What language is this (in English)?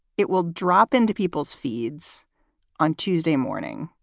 English